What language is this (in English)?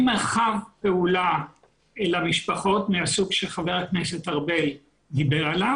Hebrew